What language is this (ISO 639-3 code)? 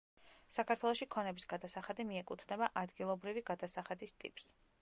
kat